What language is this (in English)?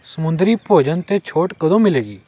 Punjabi